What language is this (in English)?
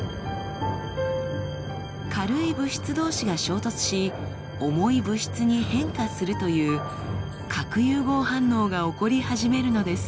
Japanese